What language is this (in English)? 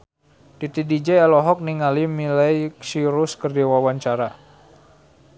Sundanese